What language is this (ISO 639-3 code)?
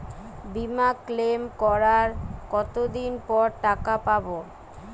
ben